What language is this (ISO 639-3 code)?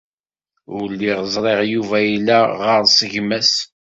kab